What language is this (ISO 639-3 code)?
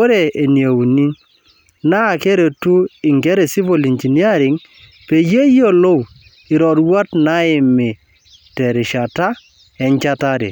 mas